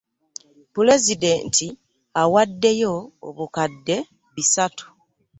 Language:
Ganda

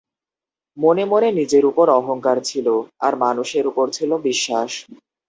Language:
Bangla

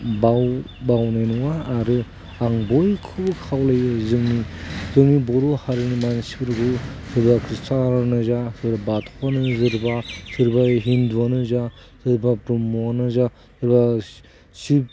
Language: Bodo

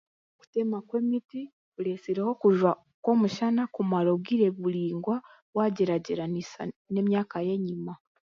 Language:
Chiga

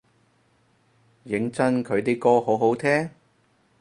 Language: Cantonese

